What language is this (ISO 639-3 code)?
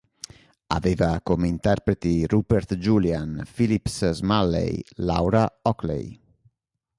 ita